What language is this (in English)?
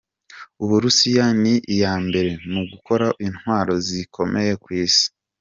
Kinyarwanda